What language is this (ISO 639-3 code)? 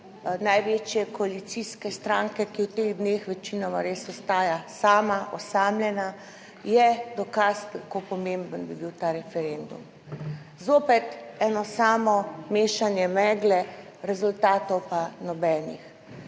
slv